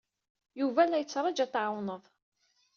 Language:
Kabyle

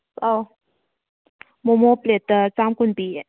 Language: Manipuri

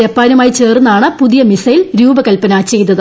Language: Malayalam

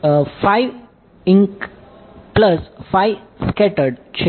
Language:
Gujarati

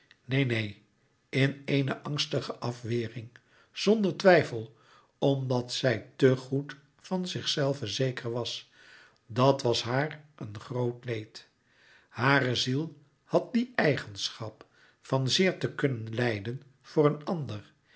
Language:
Dutch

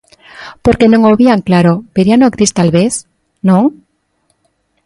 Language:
Galician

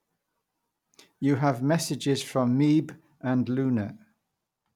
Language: English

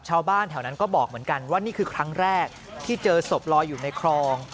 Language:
Thai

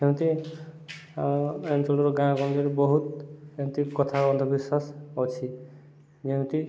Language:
Odia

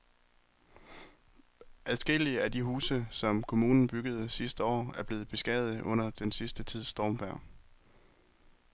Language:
Danish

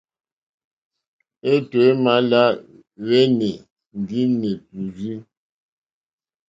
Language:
Mokpwe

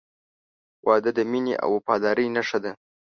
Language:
Pashto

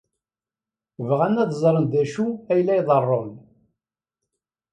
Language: Kabyle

